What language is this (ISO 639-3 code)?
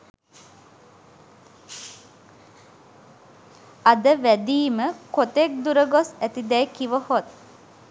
sin